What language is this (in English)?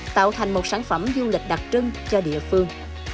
Vietnamese